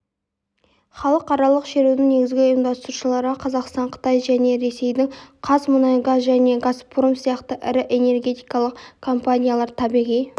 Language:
Kazakh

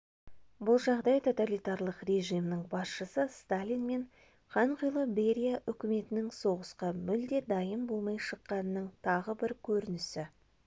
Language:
Kazakh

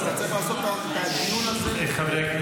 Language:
Hebrew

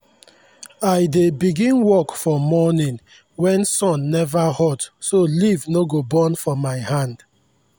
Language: Nigerian Pidgin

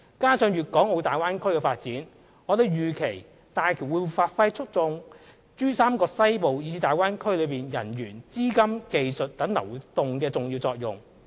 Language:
Cantonese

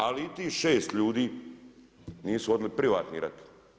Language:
Croatian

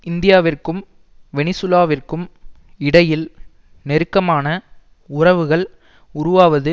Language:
Tamil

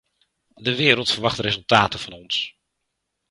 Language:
Dutch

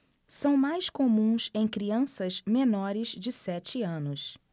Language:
Portuguese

